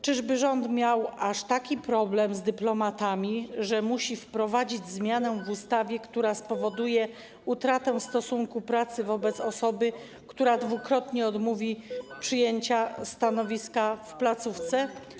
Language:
Polish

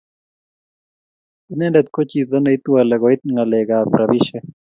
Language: Kalenjin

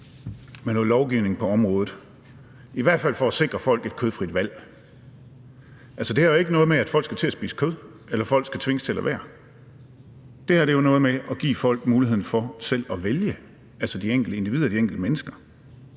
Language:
Danish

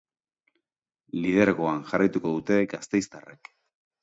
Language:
Basque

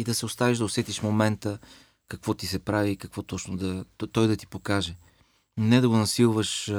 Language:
Bulgarian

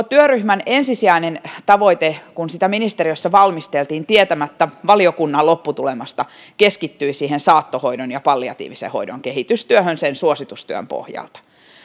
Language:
Finnish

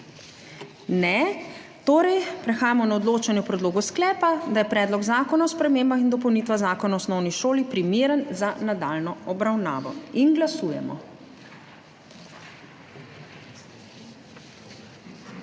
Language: Slovenian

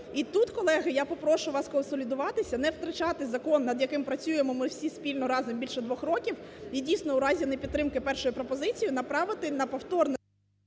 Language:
Ukrainian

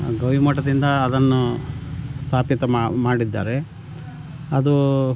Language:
Kannada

